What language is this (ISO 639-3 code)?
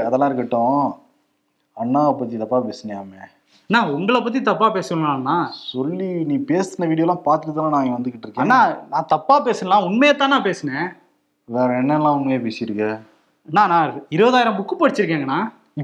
tam